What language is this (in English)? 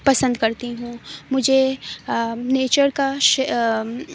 Urdu